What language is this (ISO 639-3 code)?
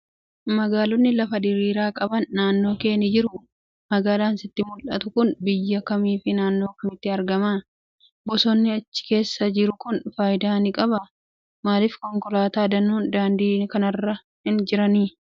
orm